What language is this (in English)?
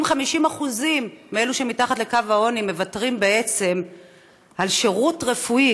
Hebrew